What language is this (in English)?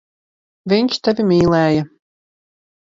Latvian